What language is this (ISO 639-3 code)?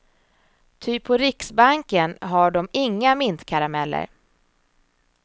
swe